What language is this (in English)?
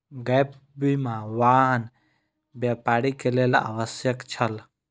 Maithili